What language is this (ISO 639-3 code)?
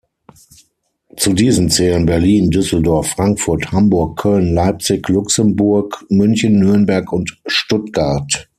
deu